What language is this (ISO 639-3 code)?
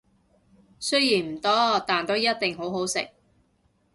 yue